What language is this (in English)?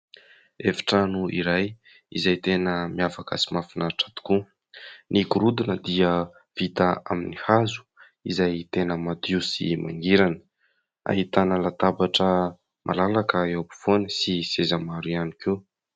Malagasy